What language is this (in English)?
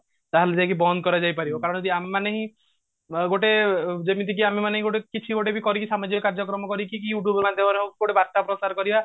Odia